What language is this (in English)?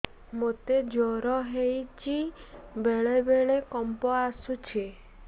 Odia